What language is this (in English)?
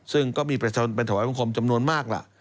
Thai